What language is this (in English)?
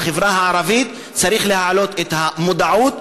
Hebrew